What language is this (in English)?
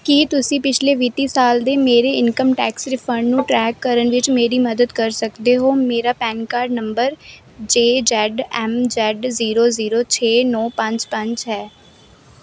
Punjabi